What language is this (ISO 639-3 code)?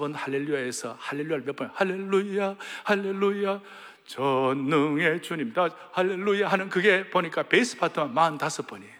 kor